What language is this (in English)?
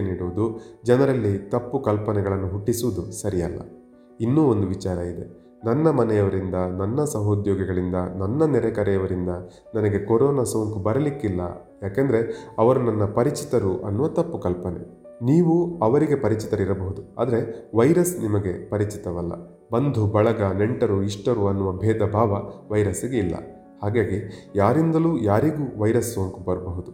Kannada